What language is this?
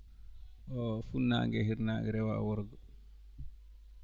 Fula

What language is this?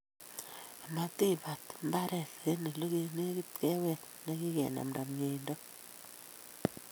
Kalenjin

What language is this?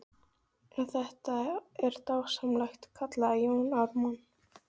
Icelandic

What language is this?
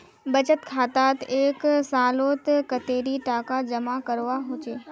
Magahi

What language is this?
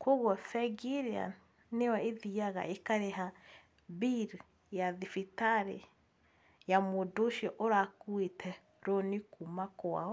Kikuyu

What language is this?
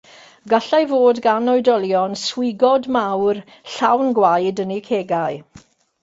Welsh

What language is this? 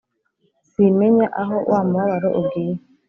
Kinyarwanda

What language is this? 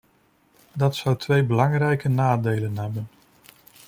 Dutch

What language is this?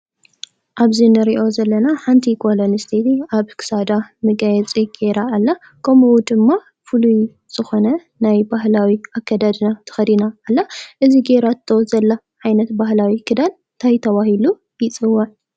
Tigrinya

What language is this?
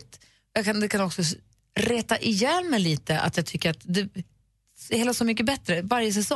Swedish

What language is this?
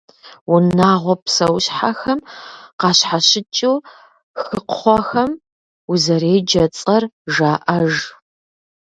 Kabardian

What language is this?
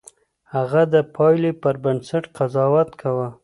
Pashto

